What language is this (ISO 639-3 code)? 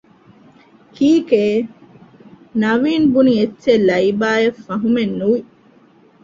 div